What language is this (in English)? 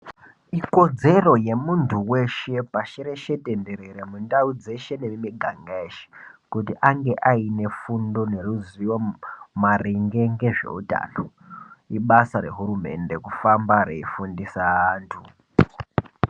Ndau